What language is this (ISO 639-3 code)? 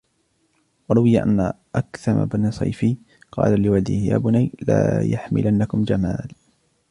ara